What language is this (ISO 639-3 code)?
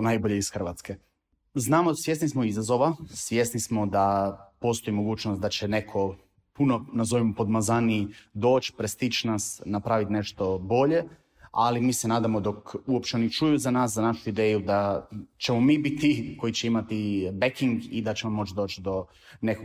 hrv